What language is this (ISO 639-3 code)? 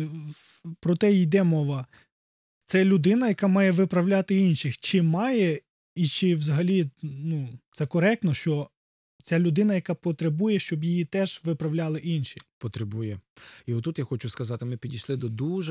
ukr